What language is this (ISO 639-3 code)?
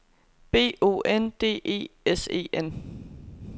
dan